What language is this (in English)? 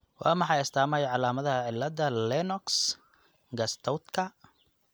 Somali